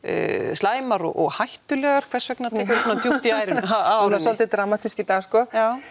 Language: Icelandic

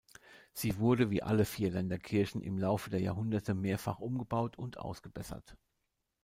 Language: German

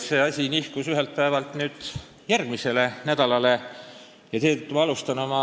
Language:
Estonian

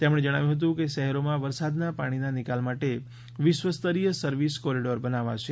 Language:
Gujarati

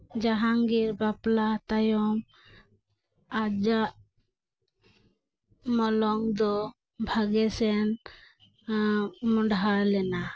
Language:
Santali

